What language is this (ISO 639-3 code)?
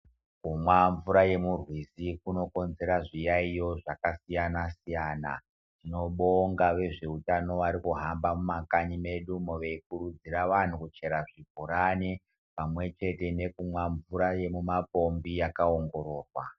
ndc